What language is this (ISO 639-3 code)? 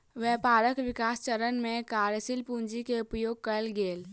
mai